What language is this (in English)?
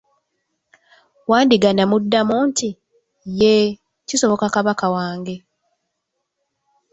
Ganda